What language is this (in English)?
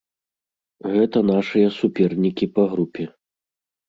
Belarusian